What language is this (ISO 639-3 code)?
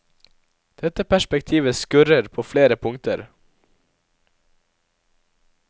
nor